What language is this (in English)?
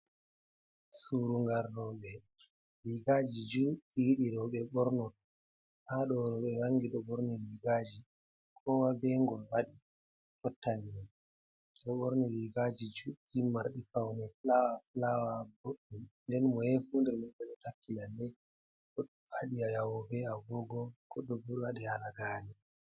Fula